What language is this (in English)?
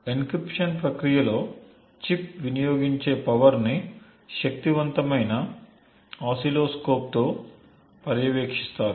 Telugu